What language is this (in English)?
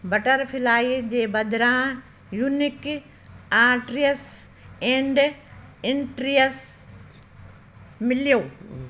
Sindhi